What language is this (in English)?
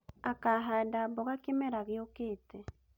Kikuyu